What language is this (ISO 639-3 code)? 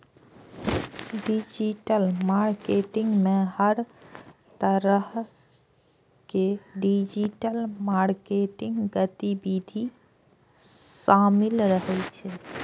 mai